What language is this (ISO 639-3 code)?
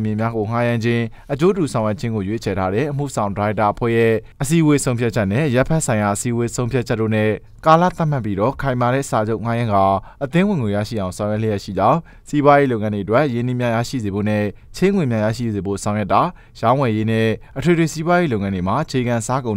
kor